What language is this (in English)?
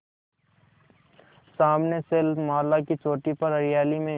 Hindi